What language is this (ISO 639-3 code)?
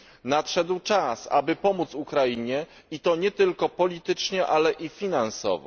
pol